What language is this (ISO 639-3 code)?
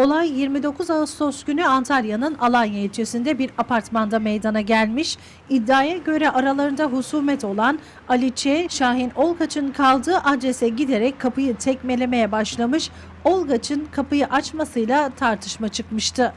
tur